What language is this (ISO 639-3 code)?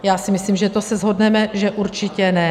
ces